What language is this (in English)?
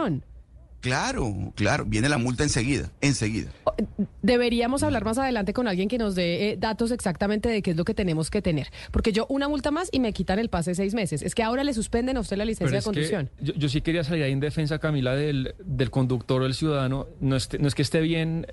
Spanish